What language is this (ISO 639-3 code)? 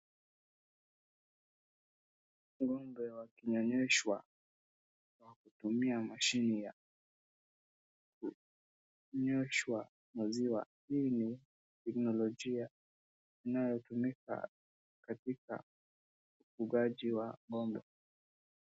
swa